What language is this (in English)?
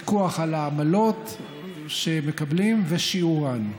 Hebrew